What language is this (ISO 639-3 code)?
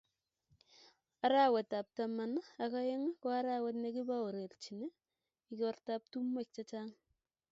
kln